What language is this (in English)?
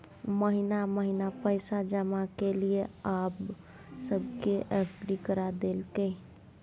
Maithili